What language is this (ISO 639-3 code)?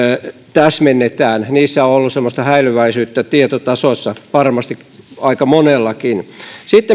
fin